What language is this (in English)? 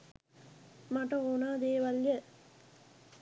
Sinhala